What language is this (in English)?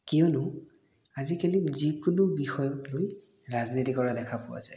Assamese